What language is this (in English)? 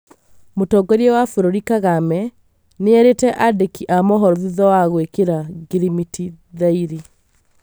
Kikuyu